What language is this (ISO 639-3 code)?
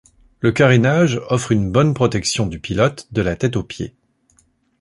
fra